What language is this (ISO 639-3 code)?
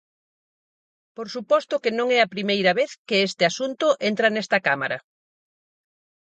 glg